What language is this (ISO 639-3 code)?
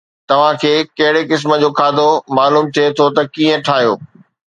snd